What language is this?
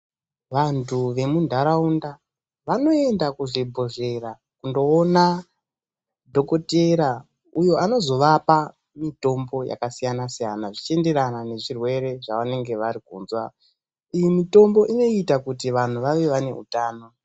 Ndau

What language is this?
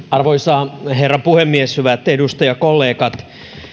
Finnish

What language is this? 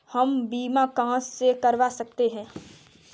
Hindi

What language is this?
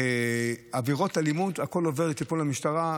Hebrew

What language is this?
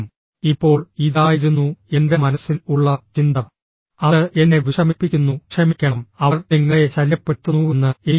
Malayalam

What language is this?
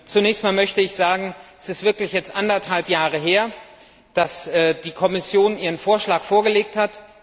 German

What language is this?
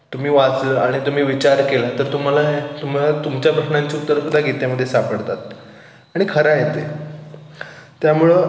Marathi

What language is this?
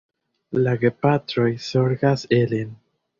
Esperanto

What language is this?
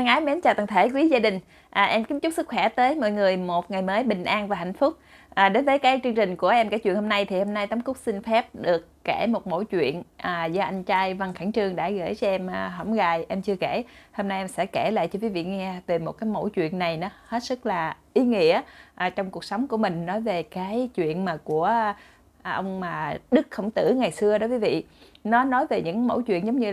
Vietnamese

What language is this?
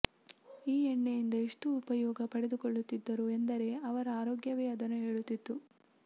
Kannada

